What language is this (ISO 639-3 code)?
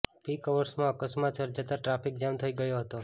guj